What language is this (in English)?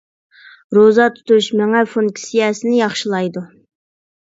Uyghur